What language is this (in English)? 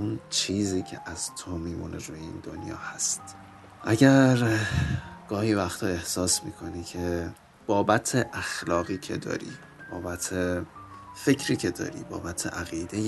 Persian